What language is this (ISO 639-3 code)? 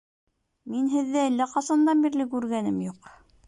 bak